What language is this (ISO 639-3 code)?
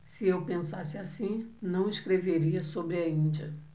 por